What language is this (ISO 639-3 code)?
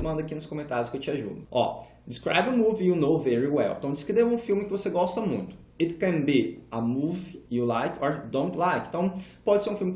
por